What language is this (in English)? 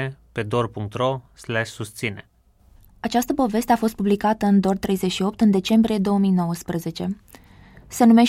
Romanian